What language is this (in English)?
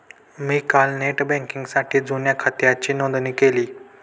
Marathi